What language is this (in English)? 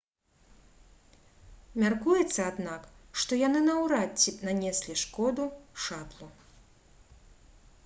Belarusian